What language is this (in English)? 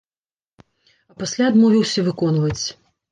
Belarusian